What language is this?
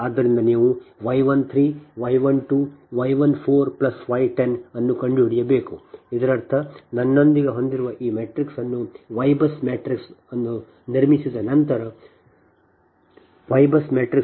Kannada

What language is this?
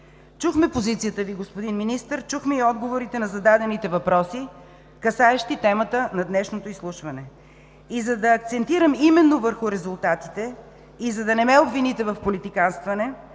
Bulgarian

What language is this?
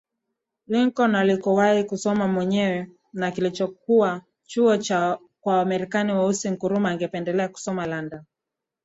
Swahili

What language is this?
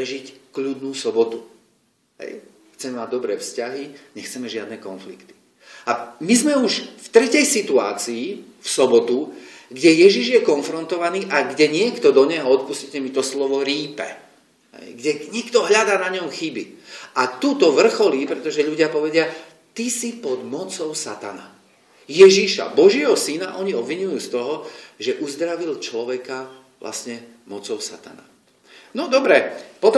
Slovak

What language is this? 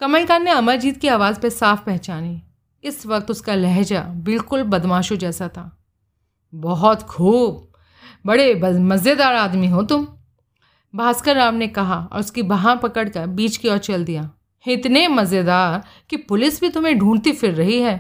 Hindi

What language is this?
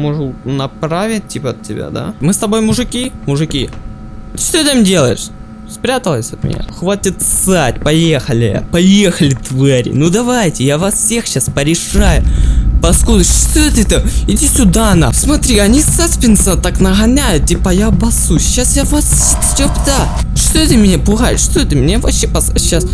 Russian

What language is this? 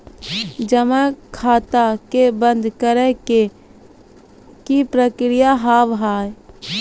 Maithili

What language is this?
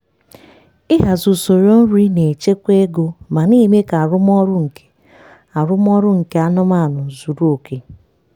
Igbo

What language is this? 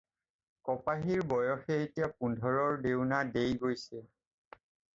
Assamese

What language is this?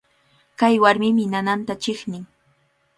Cajatambo North Lima Quechua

